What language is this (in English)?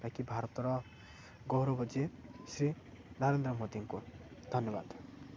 Odia